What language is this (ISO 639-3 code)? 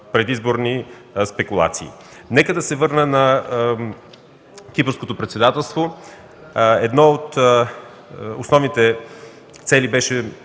bul